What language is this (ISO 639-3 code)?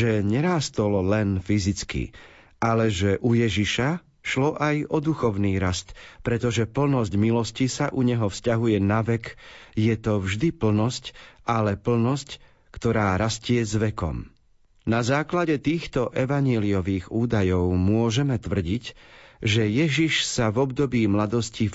slk